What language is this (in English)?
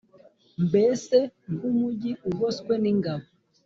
Kinyarwanda